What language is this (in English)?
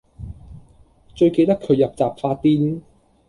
Cantonese